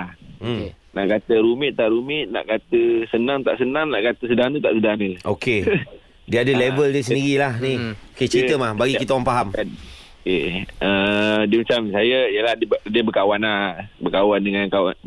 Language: Malay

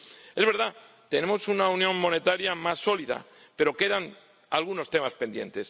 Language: Spanish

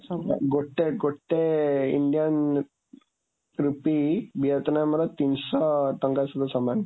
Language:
Odia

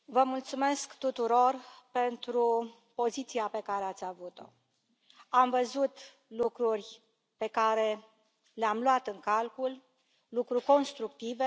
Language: Romanian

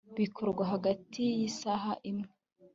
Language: Kinyarwanda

